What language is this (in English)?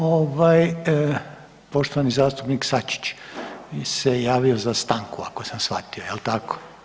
Croatian